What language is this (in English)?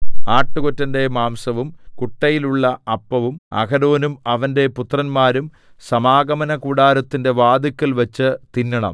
Malayalam